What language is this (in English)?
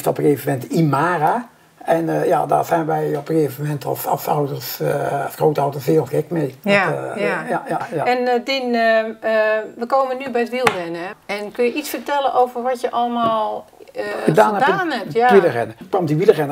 Dutch